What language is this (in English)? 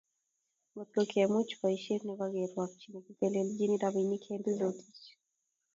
Kalenjin